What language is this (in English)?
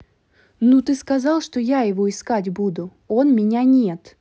Russian